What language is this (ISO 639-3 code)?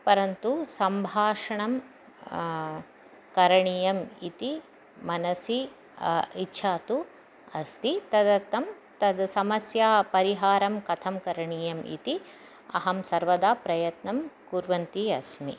san